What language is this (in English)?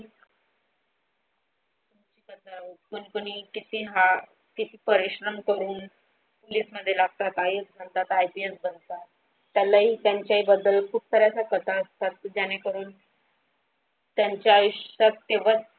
Marathi